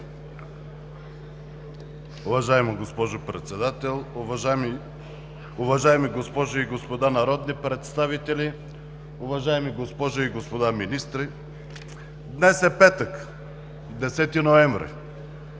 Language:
Bulgarian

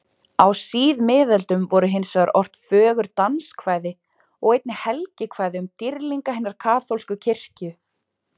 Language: Icelandic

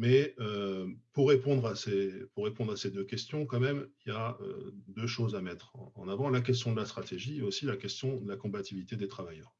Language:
French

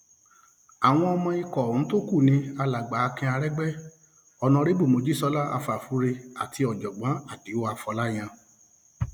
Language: Yoruba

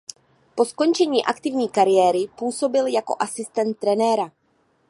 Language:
Czech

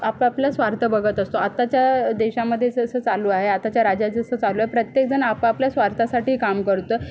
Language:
Marathi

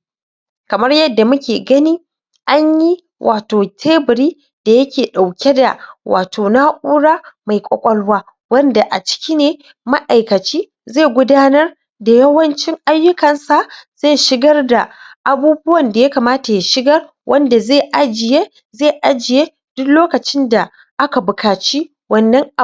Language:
Hausa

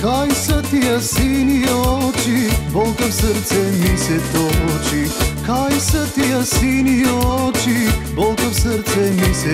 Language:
Romanian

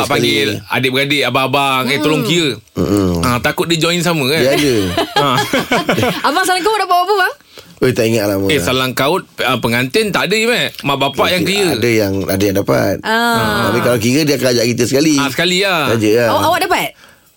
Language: Malay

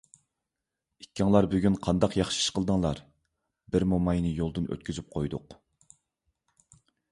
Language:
Uyghur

